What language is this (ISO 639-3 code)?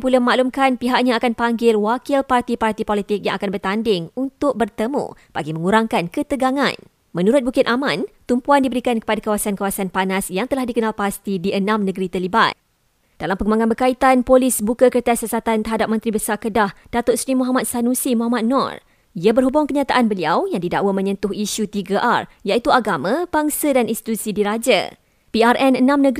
msa